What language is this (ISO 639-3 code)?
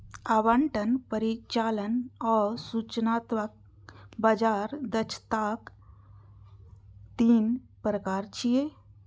mai